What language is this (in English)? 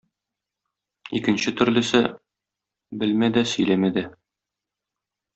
Tatar